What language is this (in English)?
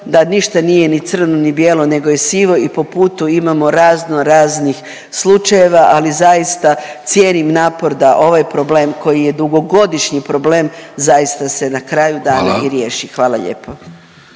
Croatian